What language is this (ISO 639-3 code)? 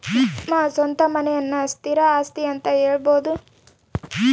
kan